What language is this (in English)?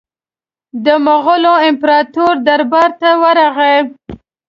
Pashto